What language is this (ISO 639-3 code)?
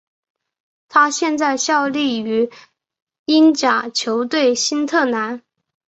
zho